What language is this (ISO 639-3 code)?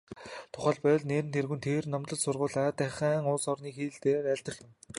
mon